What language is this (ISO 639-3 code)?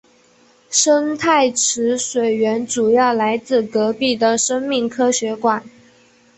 zho